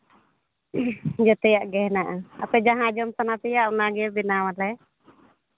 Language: Santali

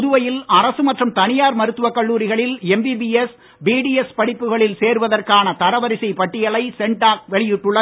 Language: Tamil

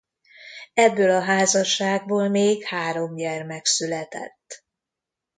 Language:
Hungarian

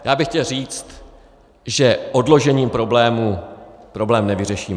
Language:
Czech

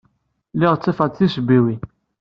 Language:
Kabyle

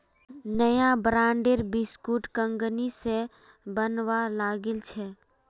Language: Magahi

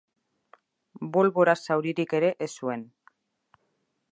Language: Basque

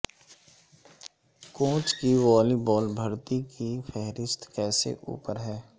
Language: Urdu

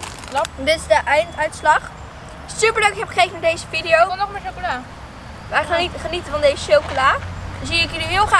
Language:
Dutch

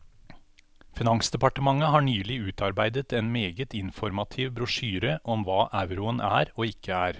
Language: Norwegian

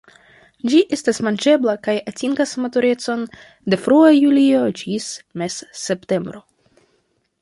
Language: Esperanto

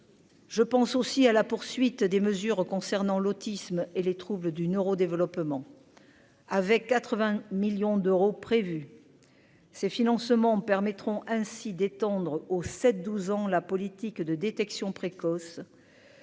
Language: French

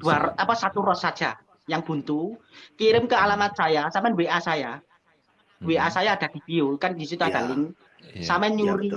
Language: Indonesian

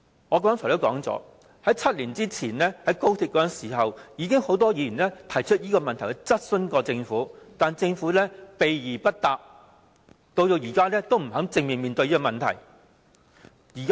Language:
Cantonese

